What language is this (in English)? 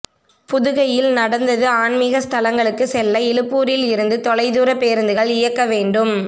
Tamil